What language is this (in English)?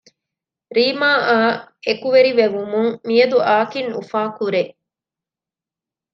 Divehi